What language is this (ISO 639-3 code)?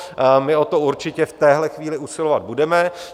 ces